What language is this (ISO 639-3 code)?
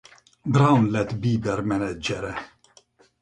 hun